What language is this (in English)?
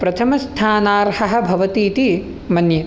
Sanskrit